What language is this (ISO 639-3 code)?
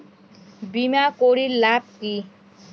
ben